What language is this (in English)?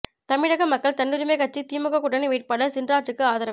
Tamil